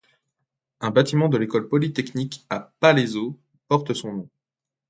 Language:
French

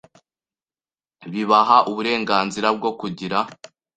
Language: Kinyarwanda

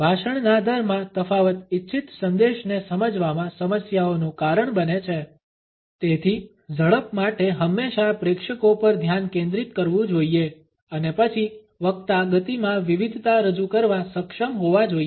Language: Gujarati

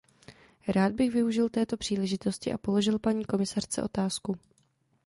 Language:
Czech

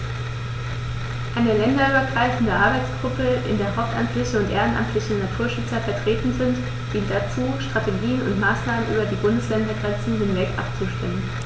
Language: German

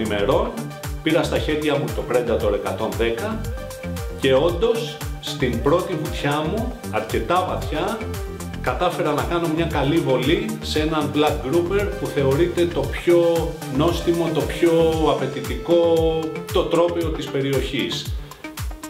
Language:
Greek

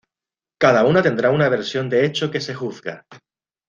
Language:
Spanish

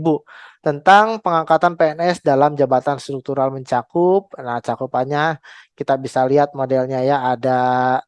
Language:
Indonesian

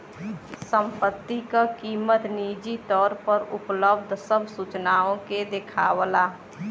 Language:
Bhojpuri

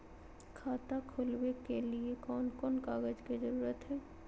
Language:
Magahi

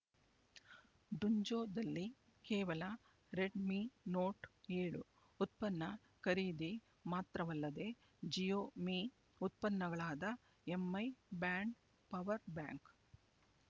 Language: Kannada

